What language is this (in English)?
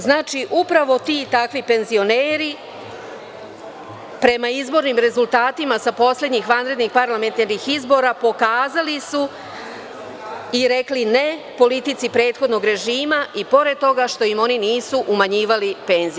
Serbian